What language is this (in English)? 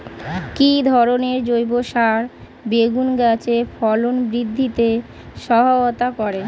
Bangla